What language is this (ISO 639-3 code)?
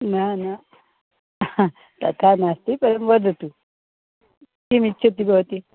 san